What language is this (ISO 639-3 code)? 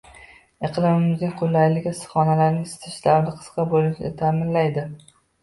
uzb